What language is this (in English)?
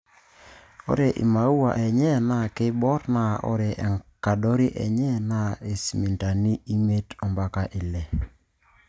Masai